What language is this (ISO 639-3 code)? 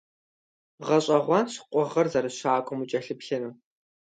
kbd